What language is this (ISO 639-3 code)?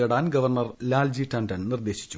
mal